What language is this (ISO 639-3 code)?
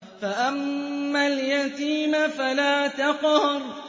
ara